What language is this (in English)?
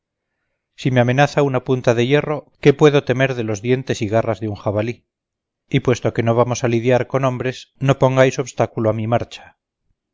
Spanish